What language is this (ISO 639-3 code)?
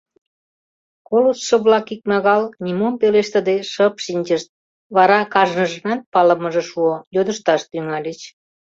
chm